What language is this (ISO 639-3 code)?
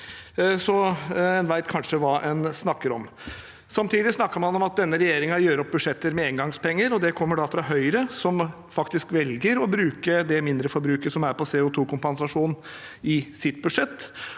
nor